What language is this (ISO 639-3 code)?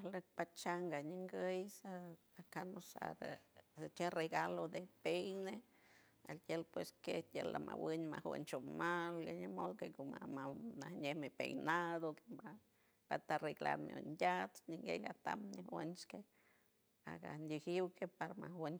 hue